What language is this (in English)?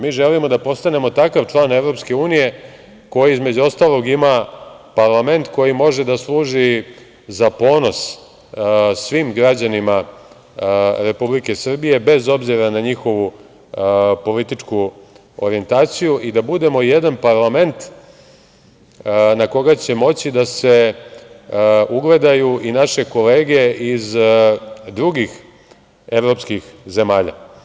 Serbian